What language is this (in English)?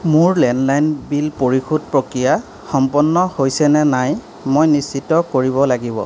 Assamese